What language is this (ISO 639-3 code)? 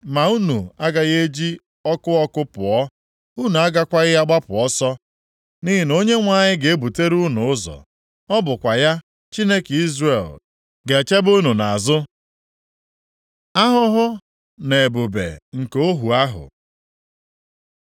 ibo